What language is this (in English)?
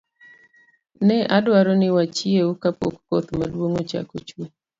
Luo (Kenya and Tanzania)